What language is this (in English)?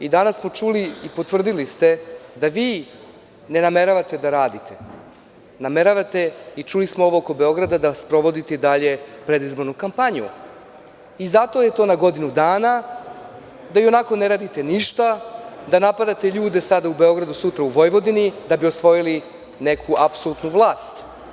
Serbian